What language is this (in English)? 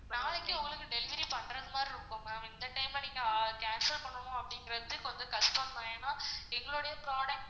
Tamil